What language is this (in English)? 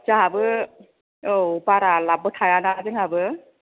Bodo